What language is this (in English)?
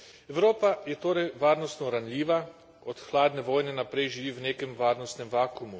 Slovenian